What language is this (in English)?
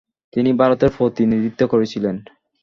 Bangla